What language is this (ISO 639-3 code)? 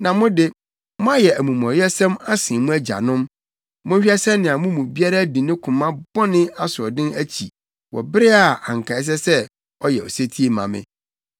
aka